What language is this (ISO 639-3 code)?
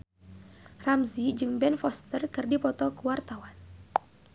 sun